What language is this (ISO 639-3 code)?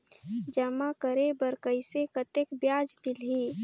hne